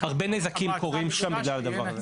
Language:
Hebrew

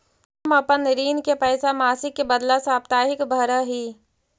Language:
Magahi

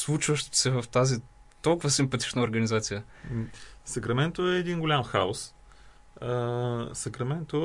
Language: Bulgarian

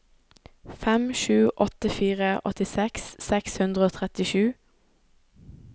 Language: Norwegian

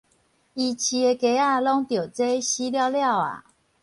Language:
Min Nan Chinese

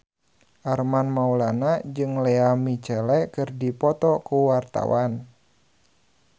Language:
Sundanese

